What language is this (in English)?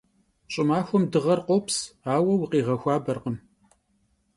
Kabardian